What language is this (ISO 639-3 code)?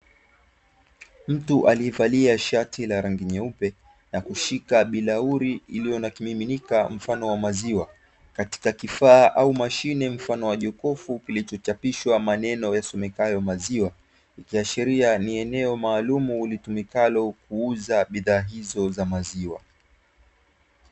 swa